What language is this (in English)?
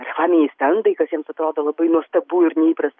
Lithuanian